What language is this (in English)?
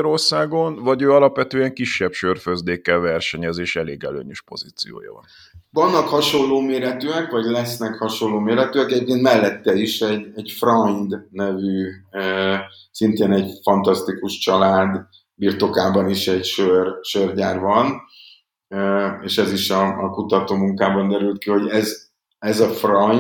Hungarian